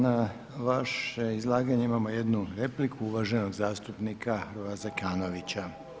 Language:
Croatian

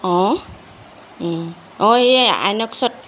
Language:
Assamese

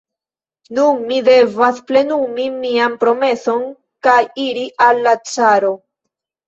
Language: Esperanto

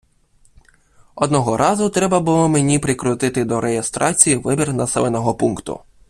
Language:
Ukrainian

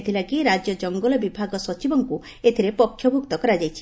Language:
Odia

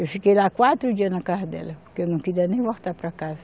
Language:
Portuguese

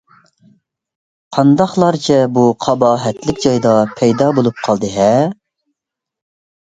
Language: Uyghur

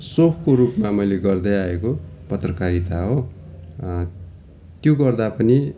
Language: Nepali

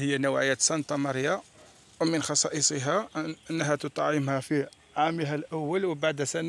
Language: Arabic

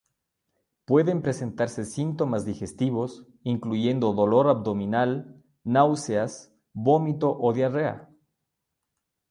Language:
Spanish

